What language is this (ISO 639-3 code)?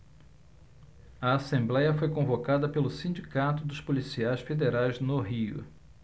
por